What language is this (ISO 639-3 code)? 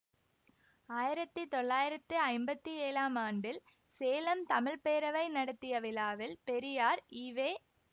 tam